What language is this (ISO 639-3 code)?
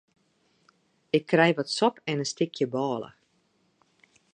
fry